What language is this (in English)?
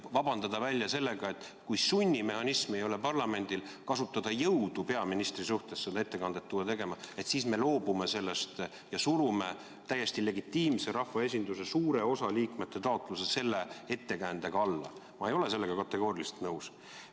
Estonian